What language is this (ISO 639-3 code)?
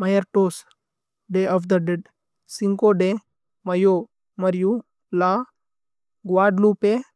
tcy